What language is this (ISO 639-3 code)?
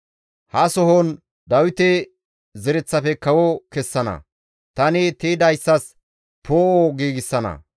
gmv